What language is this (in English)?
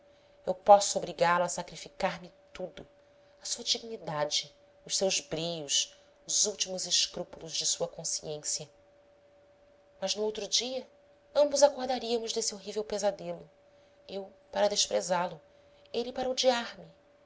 Portuguese